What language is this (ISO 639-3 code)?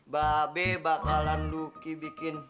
ind